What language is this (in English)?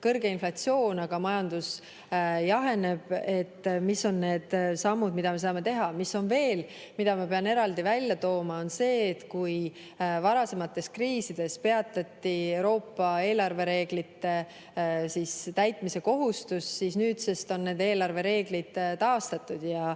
Estonian